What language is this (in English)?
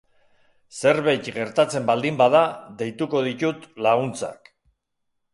Basque